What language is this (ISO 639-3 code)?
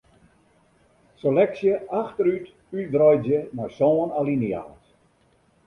fry